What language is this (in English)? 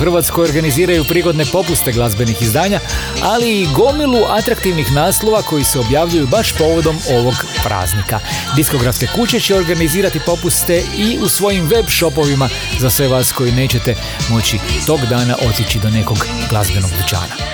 Croatian